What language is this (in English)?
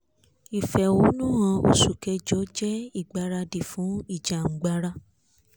Yoruba